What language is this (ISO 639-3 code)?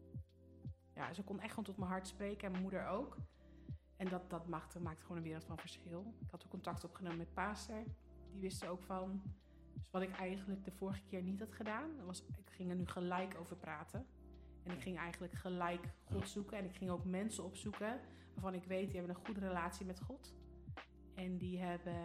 nld